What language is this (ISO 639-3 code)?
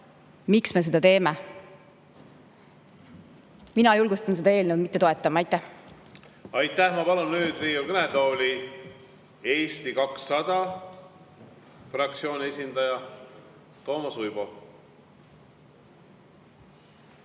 est